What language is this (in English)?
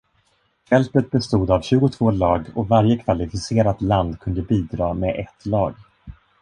Swedish